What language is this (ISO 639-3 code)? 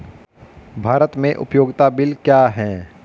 hin